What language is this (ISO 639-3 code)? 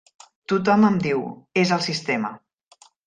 cat